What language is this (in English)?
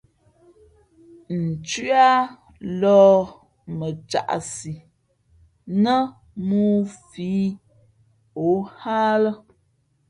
Fe'fe'